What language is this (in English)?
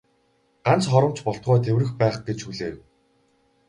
Mongolian